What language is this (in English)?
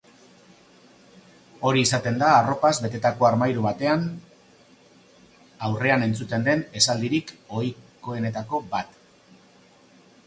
Basque